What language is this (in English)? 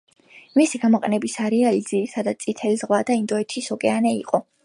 Georgian